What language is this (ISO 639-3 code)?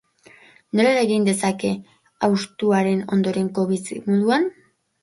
eus